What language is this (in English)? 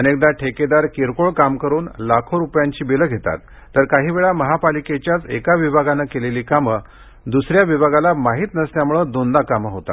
Marathi